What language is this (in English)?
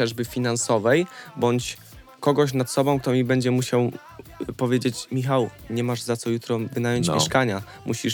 Polish